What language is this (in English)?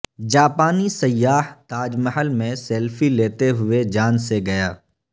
Urdu